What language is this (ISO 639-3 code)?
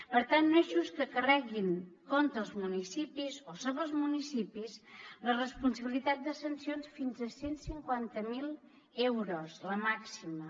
cat